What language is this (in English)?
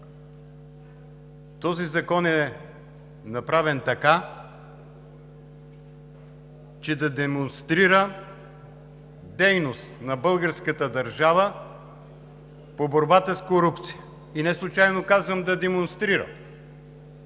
Bulgarian